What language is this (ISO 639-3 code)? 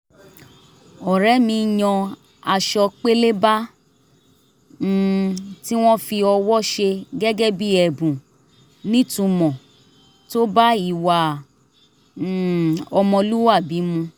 yor